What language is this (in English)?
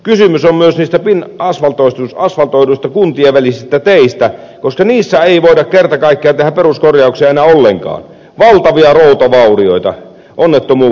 Finnish